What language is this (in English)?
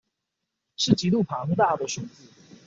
Chinese